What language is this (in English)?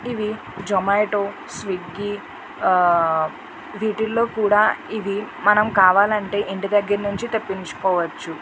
Telugu